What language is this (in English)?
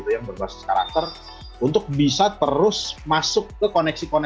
Indonesian